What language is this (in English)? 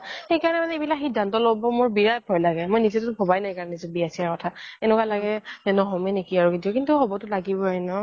Assamese